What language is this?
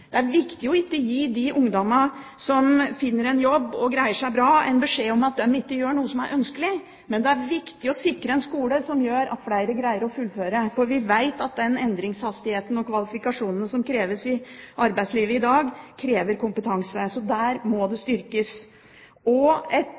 Norwegian Bokmål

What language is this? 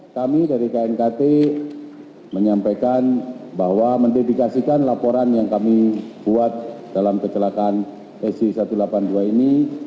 Indonesian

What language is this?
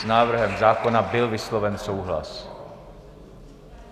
Czech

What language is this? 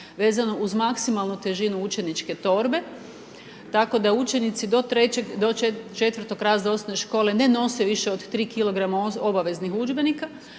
Croatian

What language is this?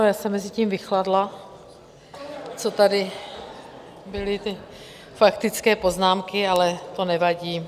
Czech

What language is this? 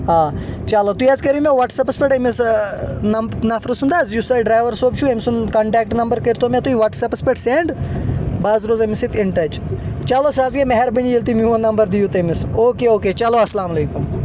Kashmiri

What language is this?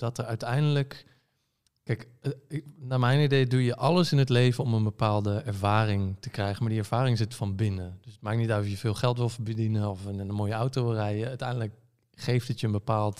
Dutch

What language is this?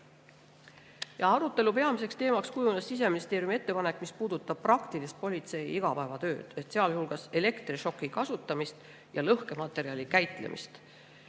Estonian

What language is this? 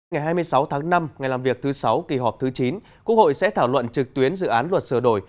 Vietnamese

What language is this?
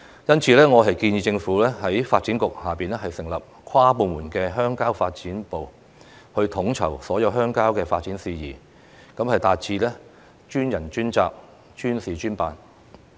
Cantonese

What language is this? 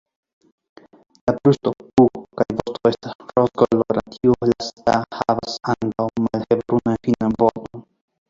Esperanto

